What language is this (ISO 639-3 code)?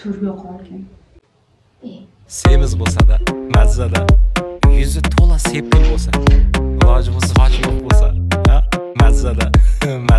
tur